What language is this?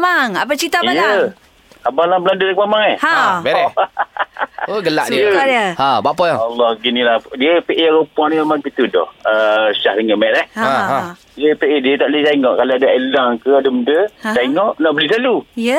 Malay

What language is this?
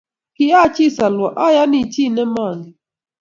Kalenjin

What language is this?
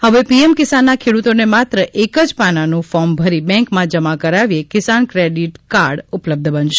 Gujarati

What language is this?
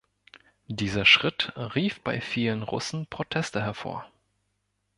German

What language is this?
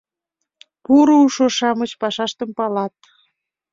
Mari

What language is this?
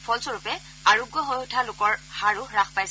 Assamese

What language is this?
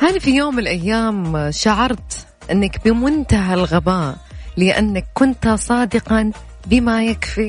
Arabic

